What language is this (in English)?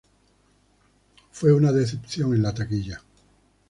Spanish